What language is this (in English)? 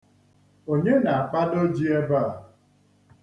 Igbo